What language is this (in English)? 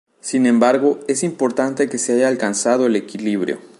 Spanish